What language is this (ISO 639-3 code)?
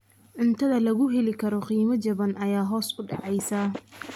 som